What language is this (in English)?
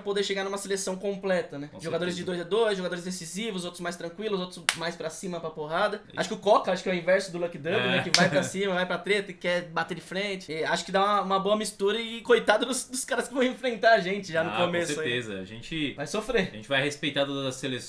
Portuguese